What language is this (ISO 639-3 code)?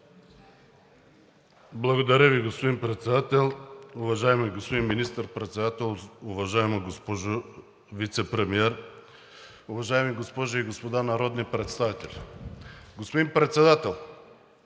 bul